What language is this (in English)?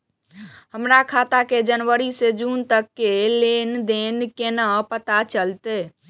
Maithili